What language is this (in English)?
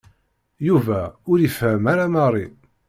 Kabyle